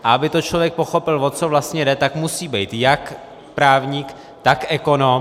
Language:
Czech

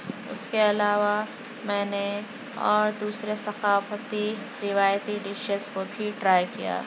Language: Urdu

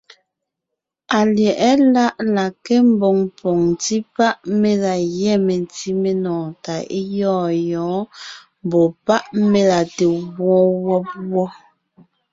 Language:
Ngiemboon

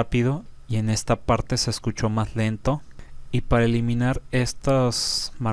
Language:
Spanish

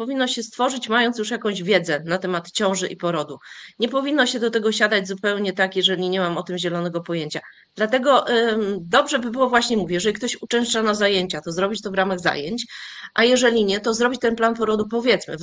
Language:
Polish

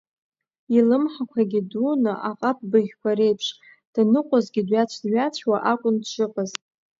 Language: Abkhazian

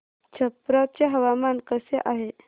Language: Marathi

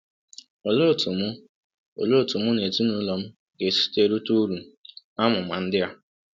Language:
Igbo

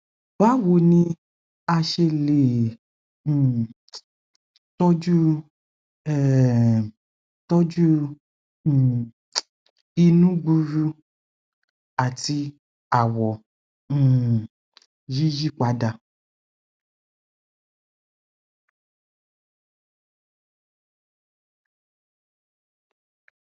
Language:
Yoruba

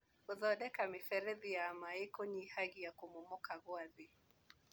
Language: Kikuyu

